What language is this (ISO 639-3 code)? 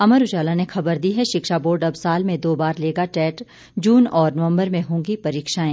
hin